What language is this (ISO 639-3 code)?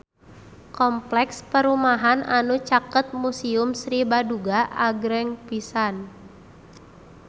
sun